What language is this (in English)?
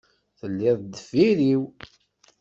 Kabyle